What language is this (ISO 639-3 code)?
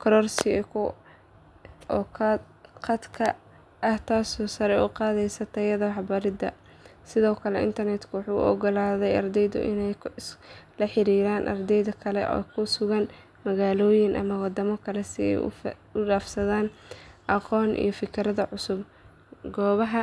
som